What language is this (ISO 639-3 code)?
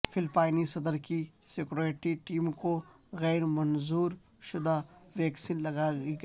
urd